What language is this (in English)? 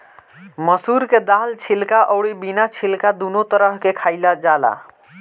Bhojpuri